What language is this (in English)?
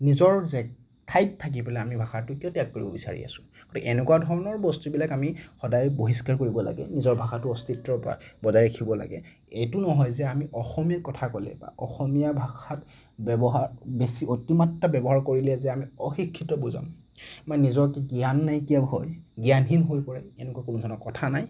Assamese